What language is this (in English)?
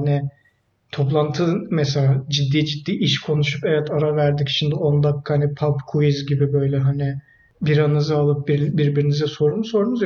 Turkish